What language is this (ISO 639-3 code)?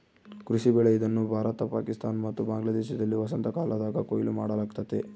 kan